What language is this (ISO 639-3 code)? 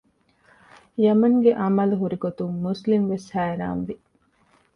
div